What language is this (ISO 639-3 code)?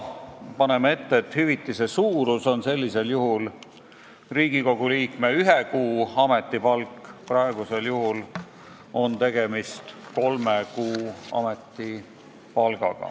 est